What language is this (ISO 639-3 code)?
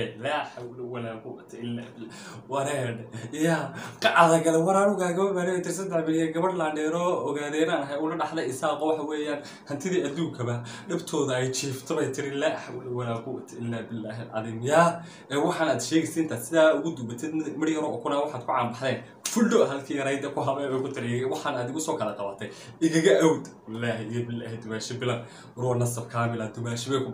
ara